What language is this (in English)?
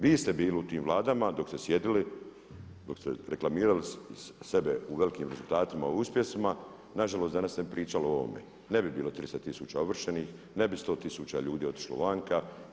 Croatian